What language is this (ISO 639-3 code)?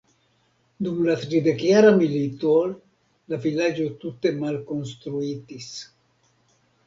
epo